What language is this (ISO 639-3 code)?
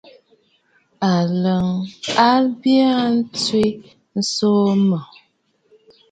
bfd